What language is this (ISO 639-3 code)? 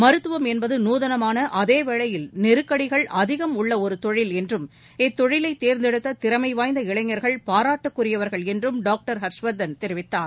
tam